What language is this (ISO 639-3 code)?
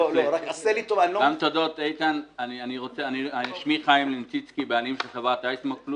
heb